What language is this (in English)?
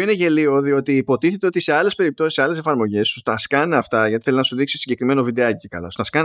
Greek